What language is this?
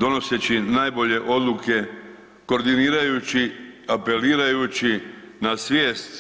Croatian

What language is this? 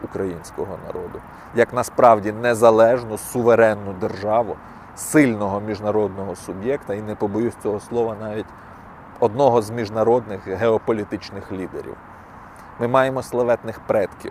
Ukrainian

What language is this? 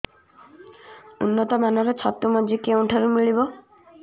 Odia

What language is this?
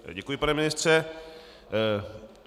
Czech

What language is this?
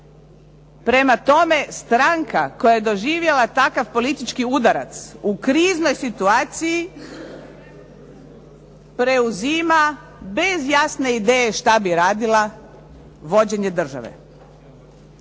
Croatian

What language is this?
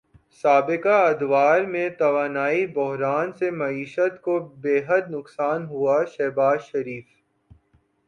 Urdu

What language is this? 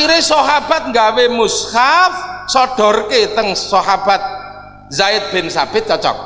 Indonesian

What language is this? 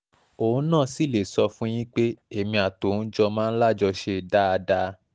Yoruba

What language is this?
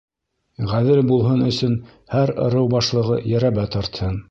Bashkir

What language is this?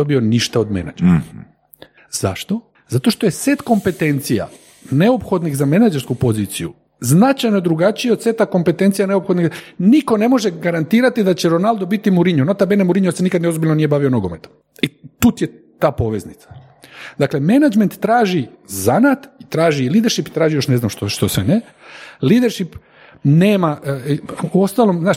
Croatian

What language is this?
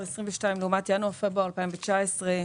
Hebrew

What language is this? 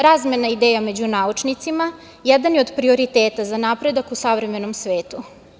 Serbian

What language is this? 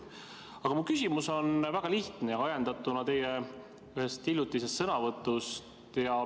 Estonian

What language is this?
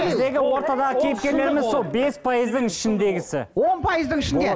Kazakh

